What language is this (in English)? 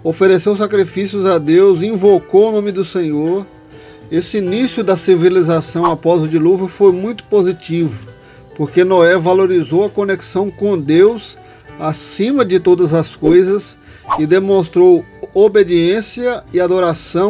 Portuguese